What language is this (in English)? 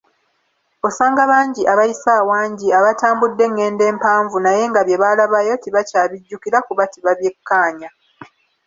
Ganda